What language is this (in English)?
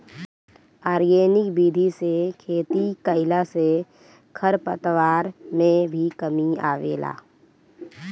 Bhojpuri